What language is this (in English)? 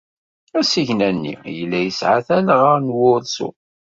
Kabyle